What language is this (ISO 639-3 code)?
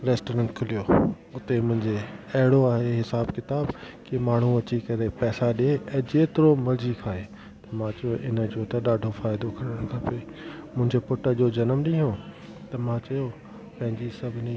snd